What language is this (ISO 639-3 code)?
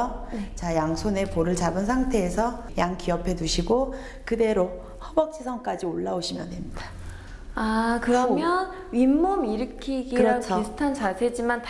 kor